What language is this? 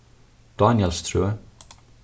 Faroese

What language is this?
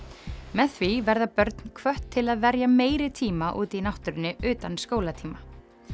Icelandic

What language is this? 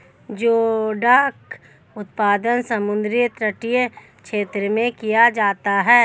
Hindi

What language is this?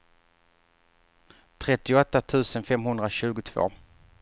Swedish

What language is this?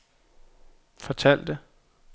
Danish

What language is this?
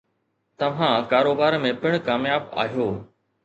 Sindhi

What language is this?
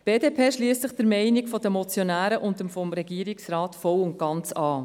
Swiss German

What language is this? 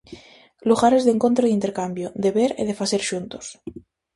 Galician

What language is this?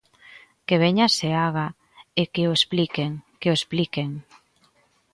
Galician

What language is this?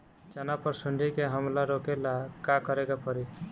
Bhojpuri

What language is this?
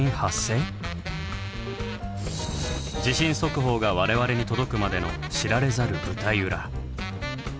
Japanese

